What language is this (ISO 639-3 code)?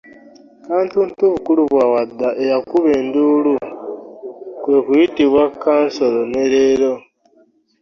lug